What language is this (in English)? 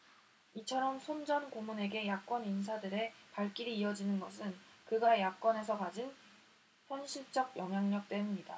Korean